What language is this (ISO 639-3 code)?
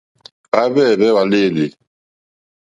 bri